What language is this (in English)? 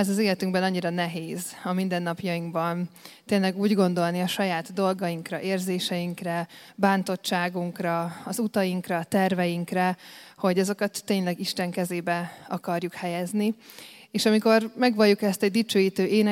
Hungarian